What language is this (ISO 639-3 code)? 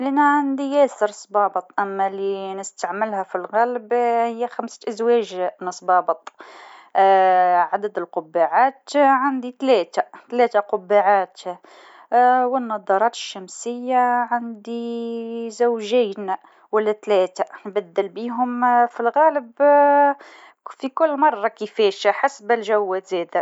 aeb